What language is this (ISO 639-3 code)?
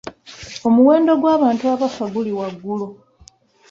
lug